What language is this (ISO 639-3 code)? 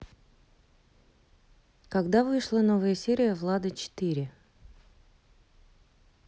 rus